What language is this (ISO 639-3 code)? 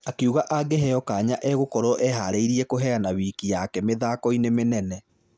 kik